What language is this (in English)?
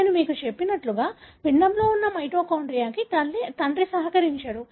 Telugu